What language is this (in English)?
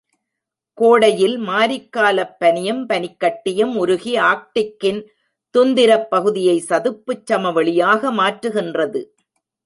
Tamil